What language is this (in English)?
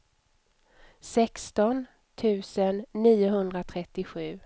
Swedish